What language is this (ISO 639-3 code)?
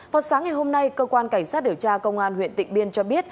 vie